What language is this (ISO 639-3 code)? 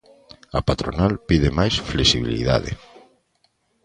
glg